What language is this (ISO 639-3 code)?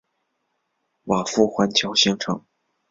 zho